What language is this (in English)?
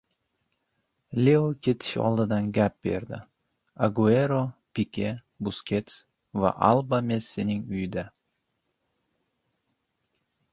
Uzbek